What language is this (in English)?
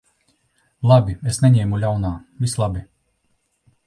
Latvian